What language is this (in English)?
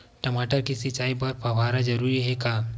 Chhattisgarhi